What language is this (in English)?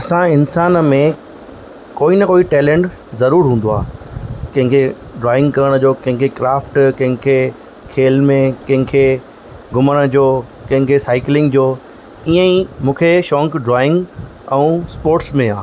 Sindhi